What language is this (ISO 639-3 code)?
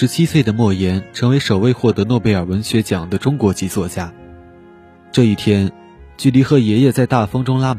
zho